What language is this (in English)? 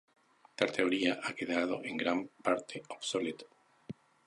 Spanish